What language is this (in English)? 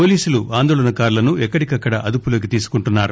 Telugu